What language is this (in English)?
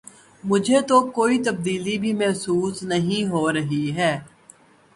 Urdu